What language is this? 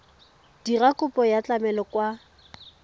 Tswana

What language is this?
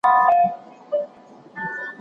Pashto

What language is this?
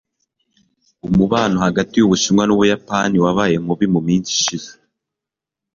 Kinyarwanda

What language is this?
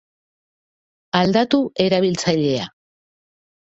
Basque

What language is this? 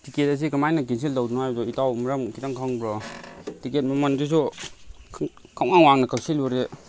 Manipuri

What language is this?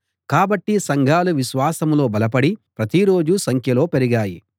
Telugu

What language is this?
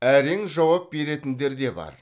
Kazakh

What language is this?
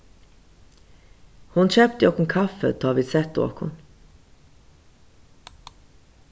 Faroese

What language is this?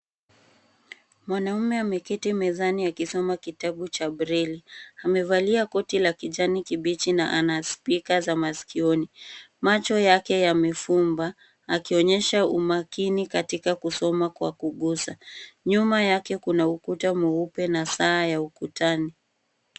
Swahili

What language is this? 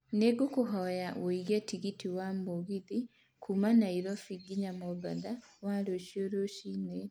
Kikuyu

